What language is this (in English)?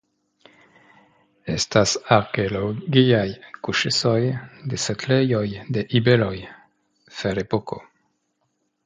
Esperanto